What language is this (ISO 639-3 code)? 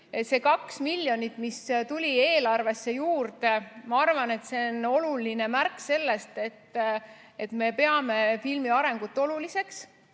est